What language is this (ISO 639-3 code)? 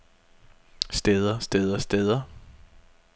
dan